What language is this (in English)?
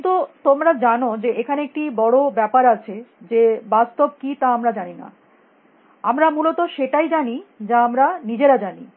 Bangla